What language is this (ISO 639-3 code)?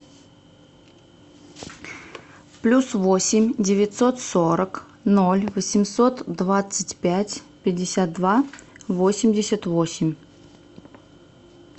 rus